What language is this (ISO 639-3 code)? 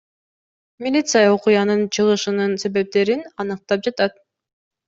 kir